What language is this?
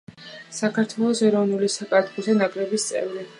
Georgian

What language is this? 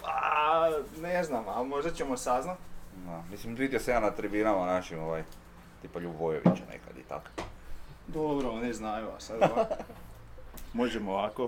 Croatian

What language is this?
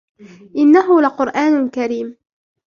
Arabic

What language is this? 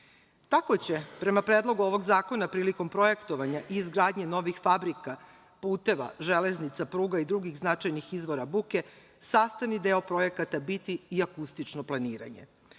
Serbian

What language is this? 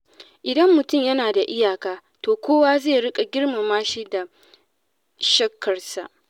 Hausa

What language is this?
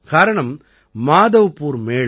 Tamil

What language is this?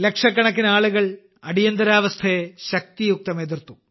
Malayalam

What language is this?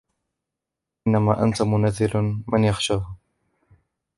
Arabic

